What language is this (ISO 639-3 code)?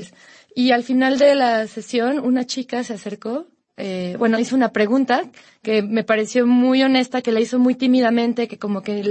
spa